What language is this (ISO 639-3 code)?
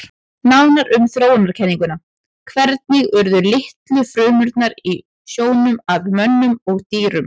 isl